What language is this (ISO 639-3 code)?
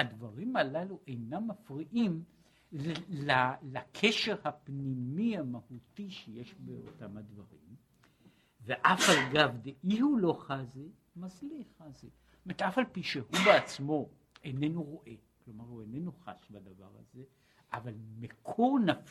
heb